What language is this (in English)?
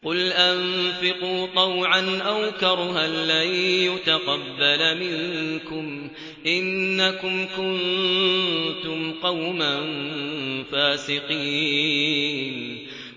Arabic